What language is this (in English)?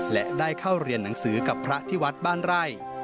Thai